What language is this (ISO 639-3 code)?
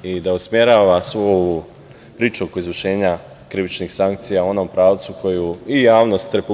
srp